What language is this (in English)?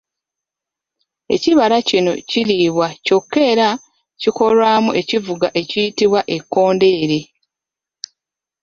Ganda